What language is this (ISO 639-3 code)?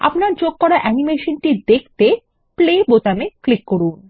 ben